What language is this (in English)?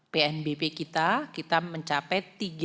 Indonesian